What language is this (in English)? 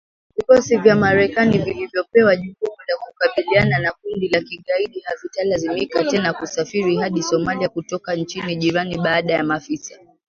Swahili